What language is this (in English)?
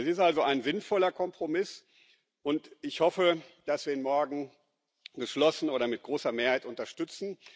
German